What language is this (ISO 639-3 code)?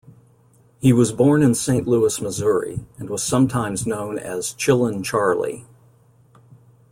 eng